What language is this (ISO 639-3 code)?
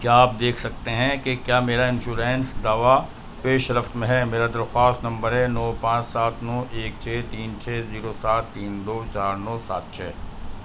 urd